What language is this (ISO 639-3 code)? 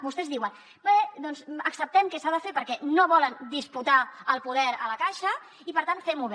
cat